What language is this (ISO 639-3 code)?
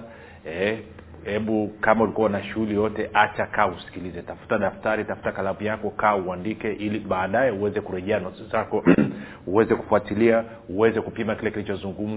swa